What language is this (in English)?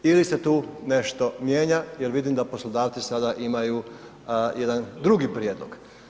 Croatian